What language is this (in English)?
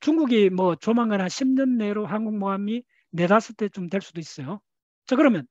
Korean